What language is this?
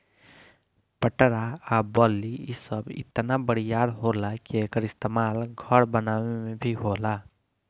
Bhojpuri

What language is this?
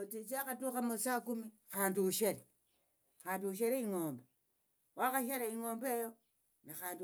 Tsotso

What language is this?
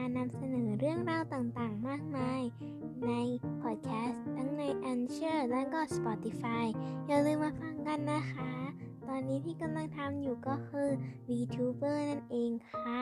Thai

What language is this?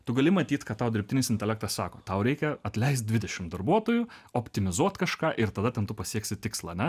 Lithuanian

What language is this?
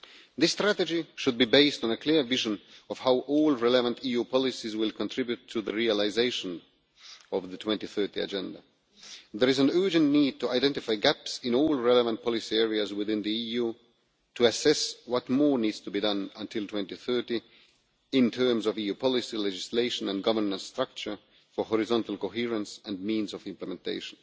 English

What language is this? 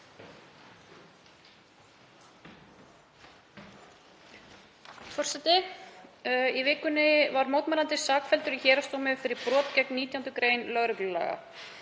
Icelandic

